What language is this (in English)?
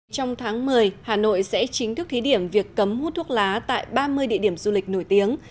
Vietnamese